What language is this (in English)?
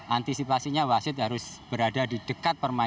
Indonesian